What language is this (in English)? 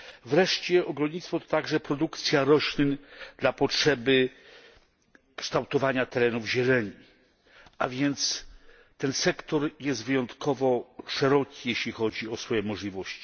Polish